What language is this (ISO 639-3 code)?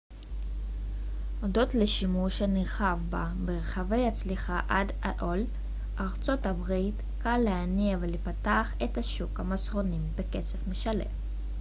heb